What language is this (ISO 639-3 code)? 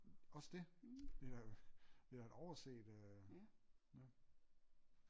dan